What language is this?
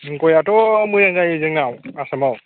Bodo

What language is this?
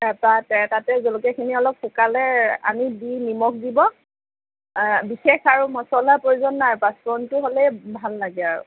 Assamese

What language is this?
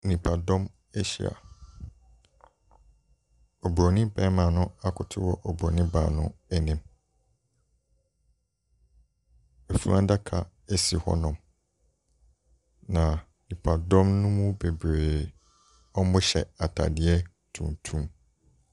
Akan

